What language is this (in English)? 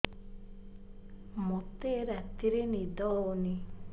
Odia